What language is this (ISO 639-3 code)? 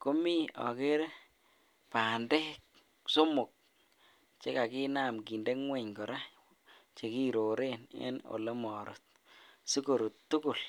kln